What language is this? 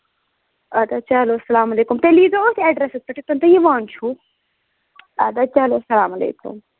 Kashmiri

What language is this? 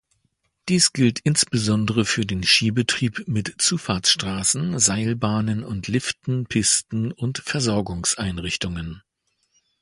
German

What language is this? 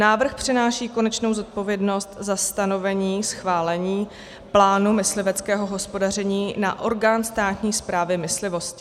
Czech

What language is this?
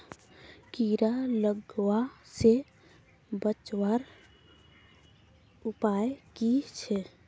Magahi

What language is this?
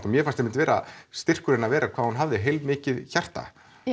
Icelandic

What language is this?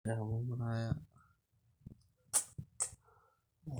Masai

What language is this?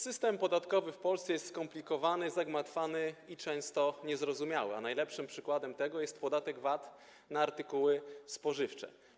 Polish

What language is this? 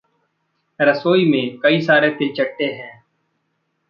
Hindi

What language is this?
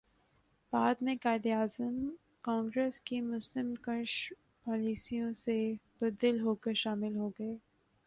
Urdu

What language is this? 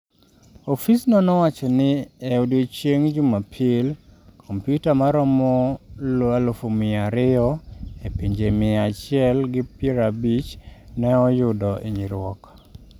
Luo (Kenya and Tanzania)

